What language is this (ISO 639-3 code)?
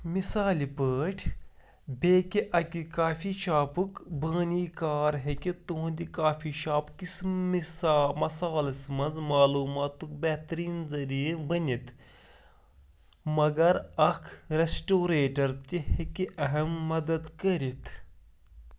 kas